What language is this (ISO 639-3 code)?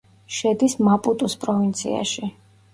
kat